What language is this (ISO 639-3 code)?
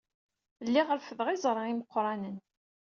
kab